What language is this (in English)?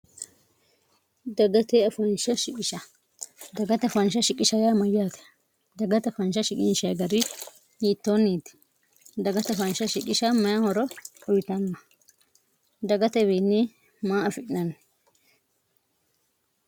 Sidamo